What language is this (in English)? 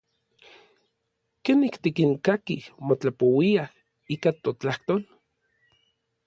Orizaba Nahuatl